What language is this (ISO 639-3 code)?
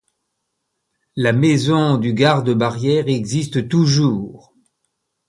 fra